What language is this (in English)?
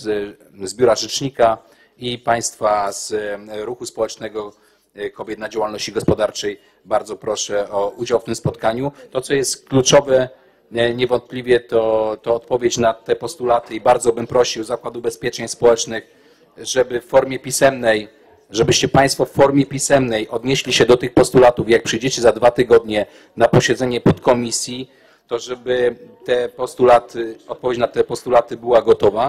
Polish